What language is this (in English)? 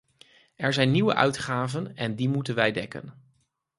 Dutch